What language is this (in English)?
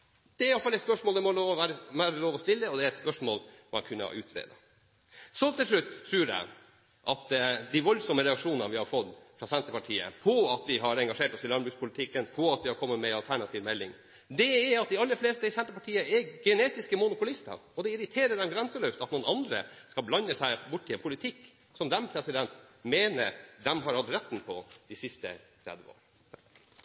Norwegian Bokmål